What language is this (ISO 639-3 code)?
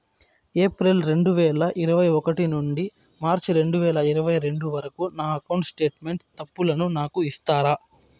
tel